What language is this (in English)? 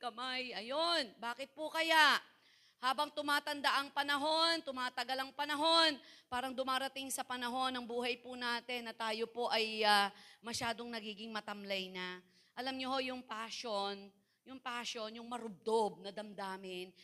Filipino